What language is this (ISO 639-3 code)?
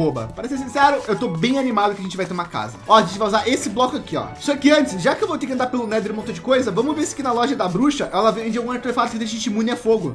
por